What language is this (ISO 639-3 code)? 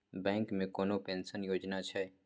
mai